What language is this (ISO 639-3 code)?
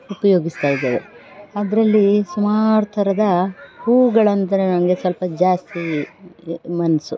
kan